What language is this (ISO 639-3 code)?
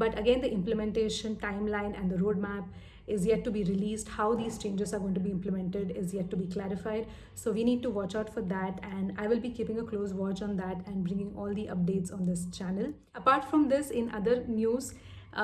eng